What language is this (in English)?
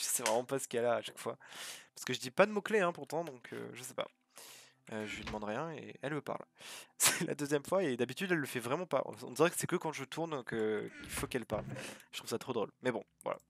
French